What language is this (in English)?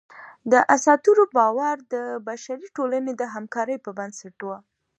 Pashto